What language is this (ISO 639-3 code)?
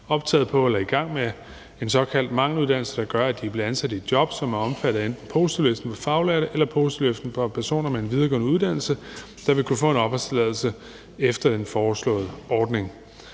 dan